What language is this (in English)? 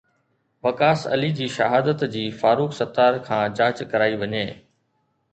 Sindhi